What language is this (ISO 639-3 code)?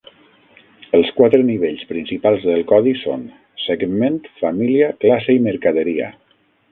cat